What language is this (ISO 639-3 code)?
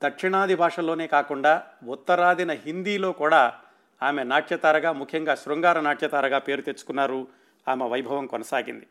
tel